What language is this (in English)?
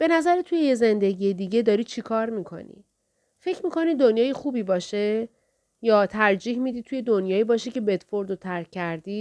Persian